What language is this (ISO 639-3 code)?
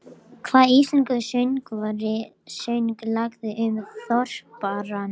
isl